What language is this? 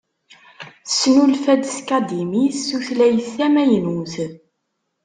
Kabyle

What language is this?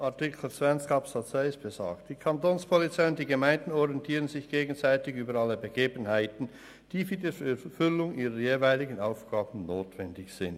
Swiss German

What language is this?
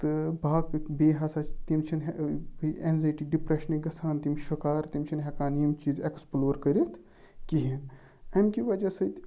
Kashmiri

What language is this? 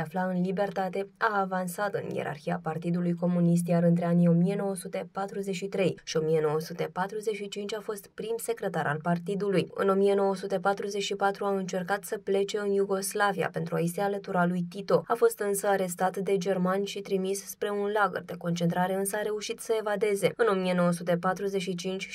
Romanian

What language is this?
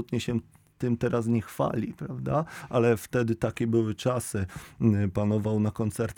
Polish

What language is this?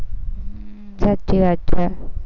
Gujarati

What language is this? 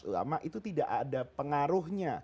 Indonesian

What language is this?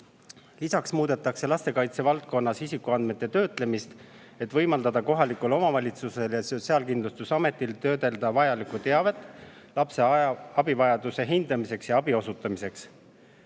Estonian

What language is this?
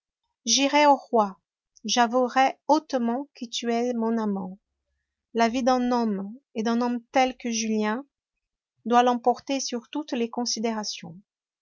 French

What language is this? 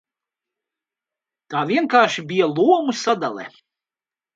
Latvian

